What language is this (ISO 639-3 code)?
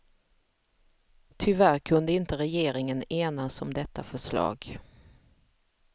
swe